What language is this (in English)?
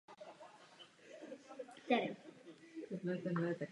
Czech